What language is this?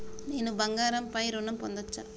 Telugu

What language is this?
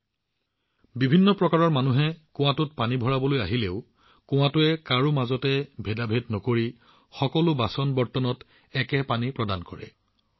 Assamese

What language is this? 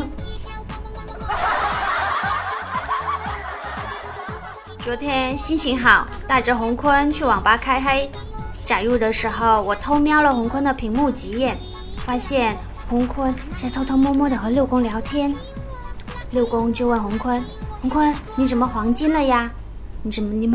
Chinese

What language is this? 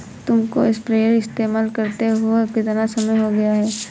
Hindi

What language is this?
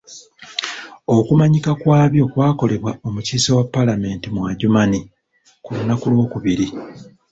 Ganda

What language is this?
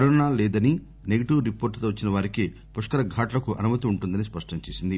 Telugu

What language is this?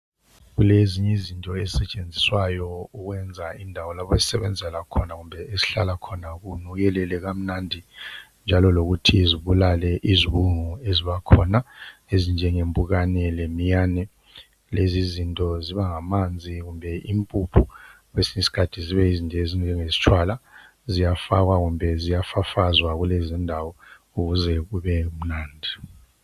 North Ndebele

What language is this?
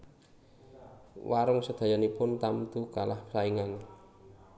Javanese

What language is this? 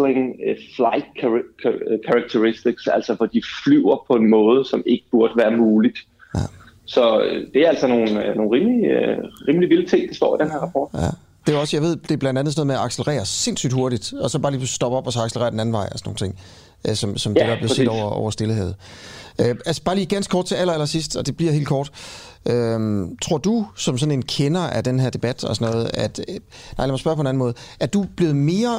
Danish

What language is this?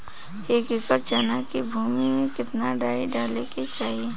Bhojpuri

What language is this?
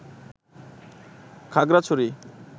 Bangla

